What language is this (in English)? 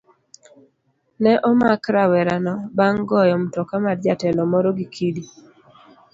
Luo (Kenya and Tanzania)